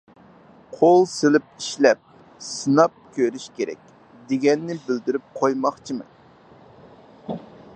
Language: Uyghur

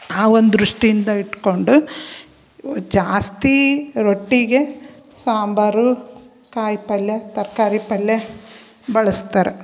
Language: Kannada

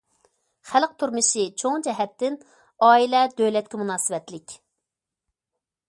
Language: Uyghur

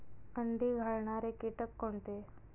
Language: Marathi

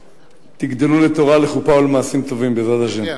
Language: Hebrew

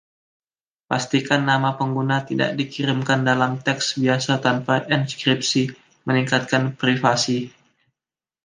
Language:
Indonesian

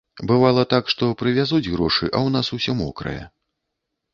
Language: Belarusian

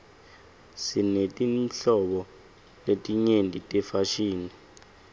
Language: Swati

